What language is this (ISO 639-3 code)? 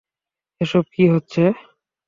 ben